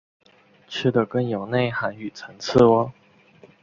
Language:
Chinese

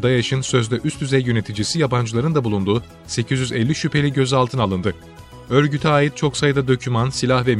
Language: Turkish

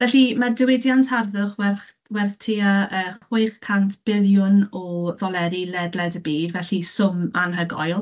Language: Welsh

